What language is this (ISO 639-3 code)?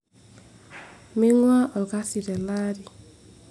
mas